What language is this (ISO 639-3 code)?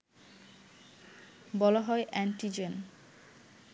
ben